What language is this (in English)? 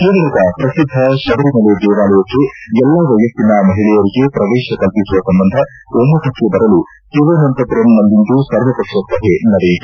Kannada